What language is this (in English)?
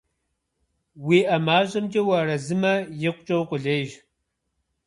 Kabardian